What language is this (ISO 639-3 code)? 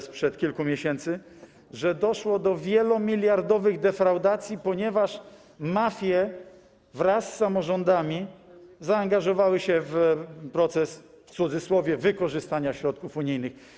pol